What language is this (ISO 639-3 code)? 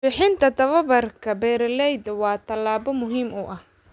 som